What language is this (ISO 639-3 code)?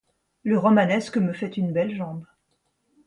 fra